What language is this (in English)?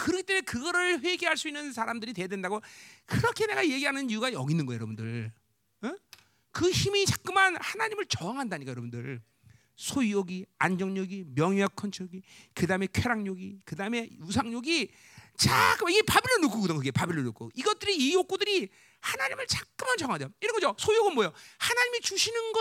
Korean